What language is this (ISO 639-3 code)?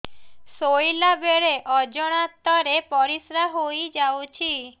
ori